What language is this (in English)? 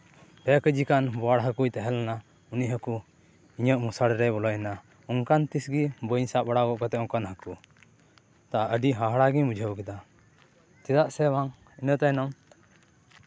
Santali